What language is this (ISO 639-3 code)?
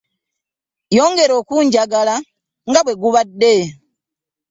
lug